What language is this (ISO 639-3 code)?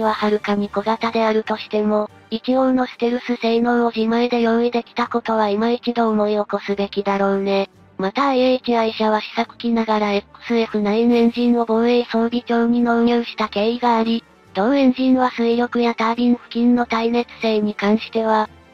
jpn